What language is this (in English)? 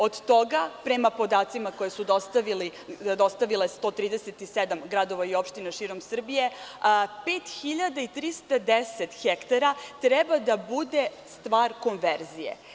Serbian